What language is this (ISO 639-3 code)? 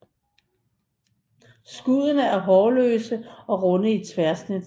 dan